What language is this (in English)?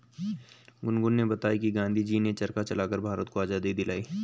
Hindi